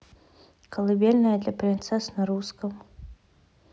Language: Russian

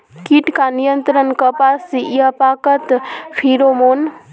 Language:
Magahi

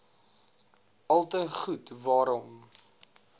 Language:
Afrikaans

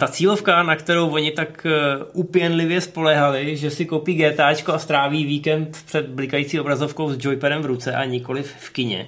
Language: Czech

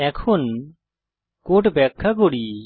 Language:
Bangla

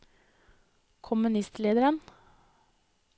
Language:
Norwegian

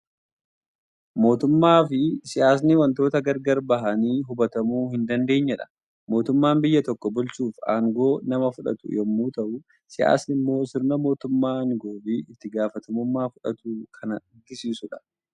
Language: Oromo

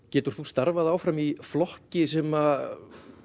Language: Icelandic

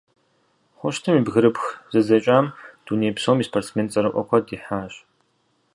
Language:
Kabardian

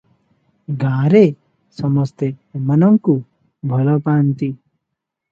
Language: Odia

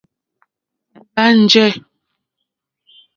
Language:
Mokpwe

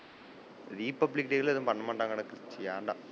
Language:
Tamil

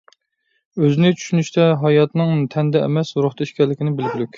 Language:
Uyghur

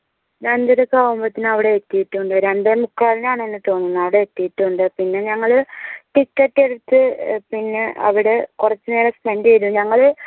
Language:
Malayalam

